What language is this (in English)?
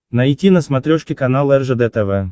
Russian